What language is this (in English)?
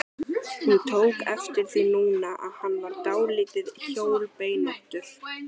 Icelandic